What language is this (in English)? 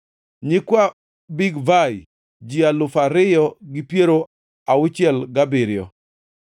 Luo (Kenya and Tanzania)